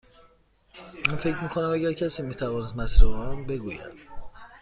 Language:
Persian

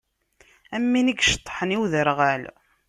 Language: Kabyle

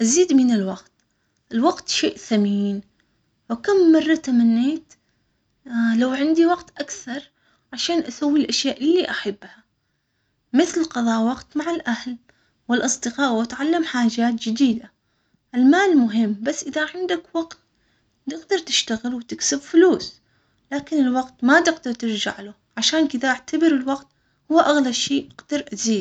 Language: Omani Arabic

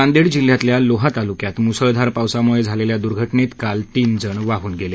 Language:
Marathi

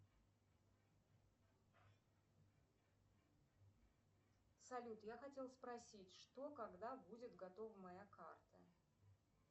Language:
Russian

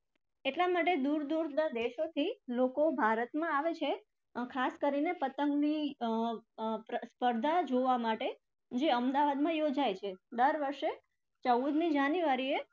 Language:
Gujarati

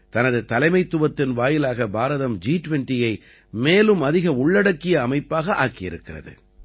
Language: Tamil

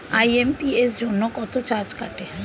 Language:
Bangla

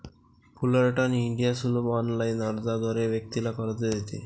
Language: Marathi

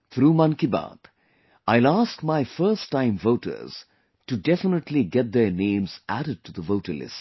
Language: English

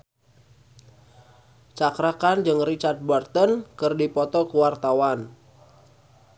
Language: Sundanese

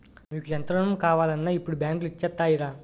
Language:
Telugu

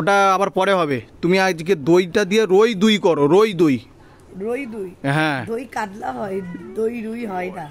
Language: Turkish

